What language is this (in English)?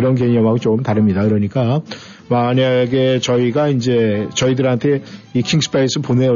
Korean